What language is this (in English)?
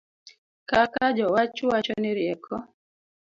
Luo (Kenya and Tanzania)